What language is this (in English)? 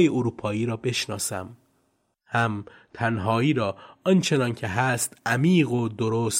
Persian